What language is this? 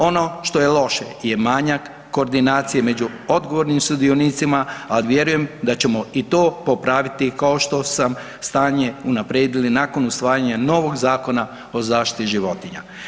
Croatian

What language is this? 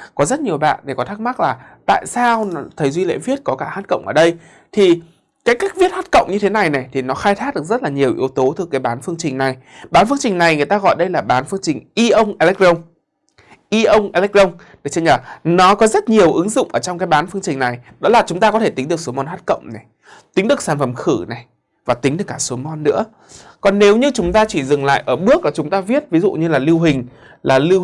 Vietnamese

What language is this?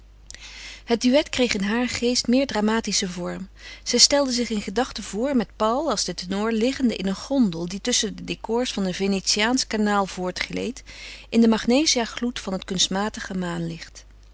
Dutch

